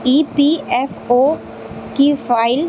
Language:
Urdu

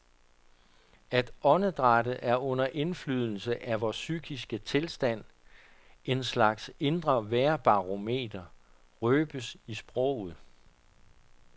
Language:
Danish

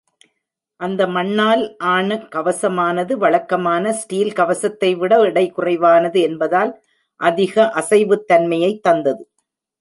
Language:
Tamil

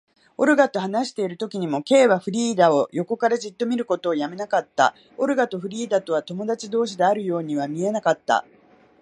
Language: Japanese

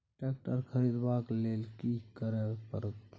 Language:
Maithili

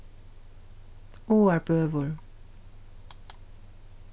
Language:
Faroese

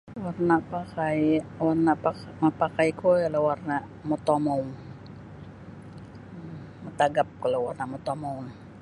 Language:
Sabah Bisaya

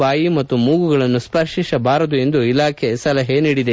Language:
Kannada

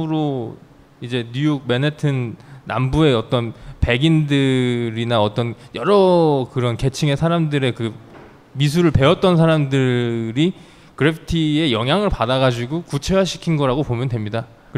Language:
Korean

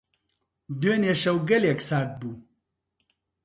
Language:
Central Kurdish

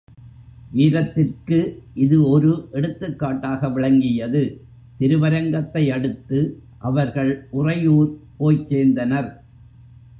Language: Tamil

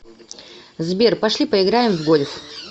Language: Russian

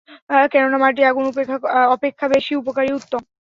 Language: Bangla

